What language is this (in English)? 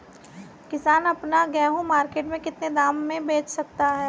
Hindi